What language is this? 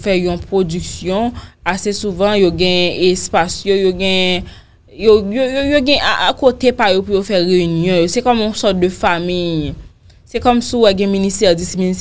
French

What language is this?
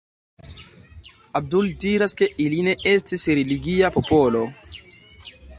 Esperanto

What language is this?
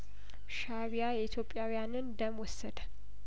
Amharic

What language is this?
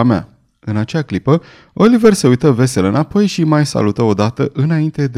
Romanian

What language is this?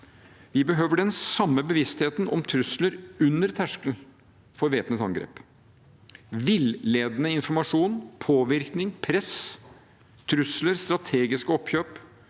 Norwegian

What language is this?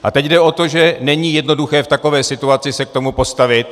Czech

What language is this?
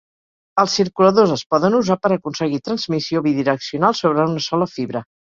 Catalan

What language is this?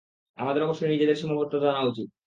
Bangla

